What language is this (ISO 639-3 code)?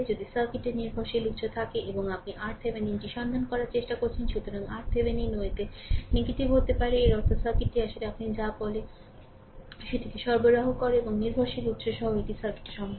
ben